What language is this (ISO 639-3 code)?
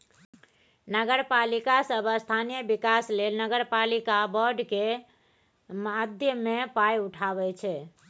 mai